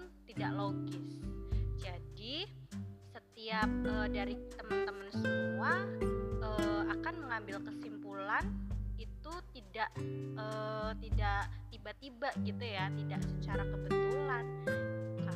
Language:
Indonesian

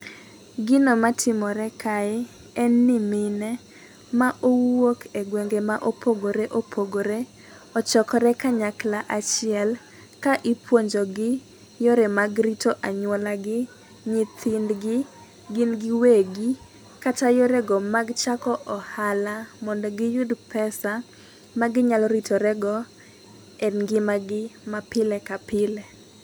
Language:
Luo (Kenya and Tanzania)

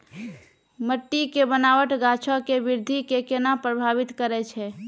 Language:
Maithili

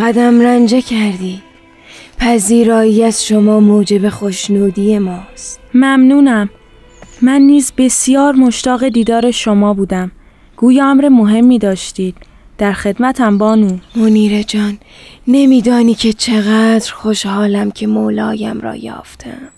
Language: Persian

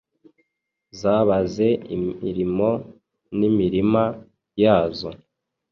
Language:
Kinyarwanda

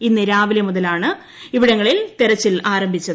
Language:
Malayalam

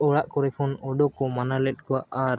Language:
Santali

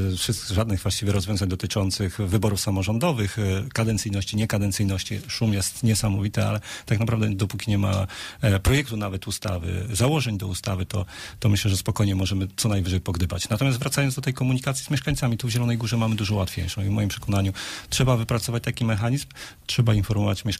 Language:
Polish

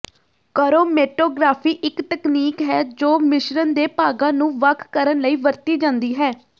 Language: Punjabi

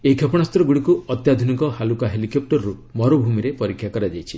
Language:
Odia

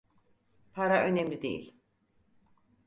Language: Turkish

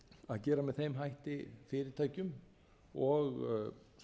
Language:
Icelandic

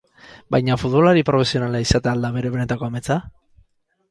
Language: Basque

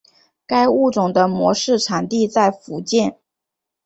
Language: Chinese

